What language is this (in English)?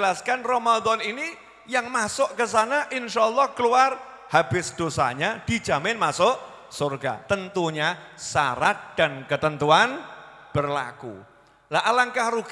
Indonesian